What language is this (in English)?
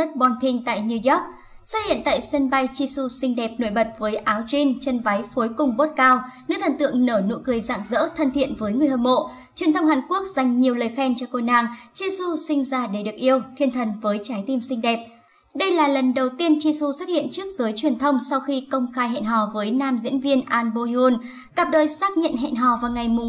Vietnamese